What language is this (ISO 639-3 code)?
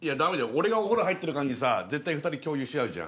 jpn